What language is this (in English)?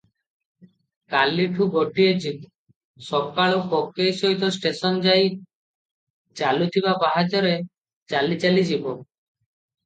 Odia